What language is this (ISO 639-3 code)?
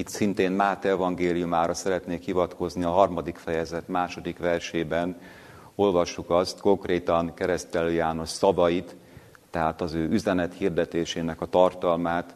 hun